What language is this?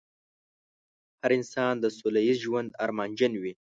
Pashto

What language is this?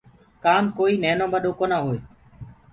Gurgula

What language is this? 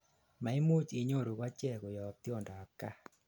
Kalenjin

